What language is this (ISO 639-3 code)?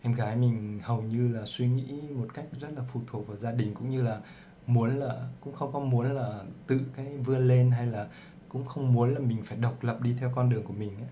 vie